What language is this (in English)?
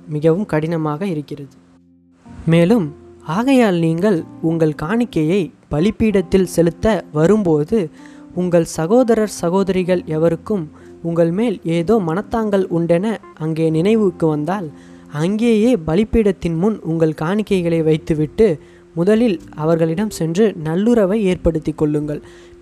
Tamil